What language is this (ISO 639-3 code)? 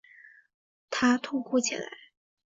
zho